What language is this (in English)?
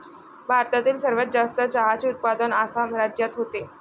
Marathi